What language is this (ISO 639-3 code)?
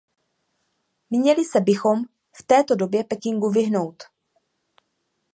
ces